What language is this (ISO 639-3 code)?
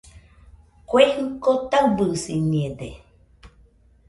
hux